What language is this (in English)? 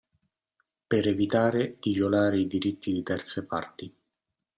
Italian